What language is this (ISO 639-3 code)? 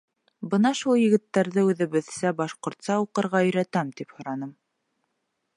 bak